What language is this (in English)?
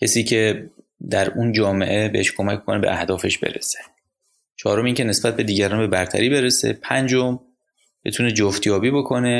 Persian